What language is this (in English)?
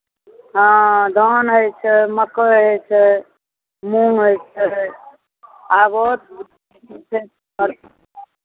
Maithili